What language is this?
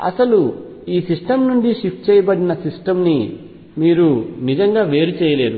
Telugu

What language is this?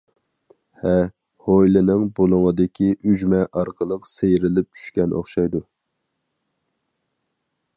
Uyghur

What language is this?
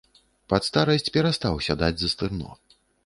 Belarusian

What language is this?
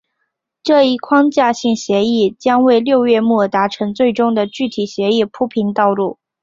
Chinese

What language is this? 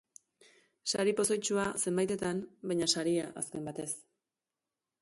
Basque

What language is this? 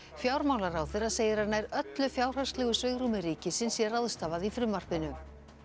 Icelandic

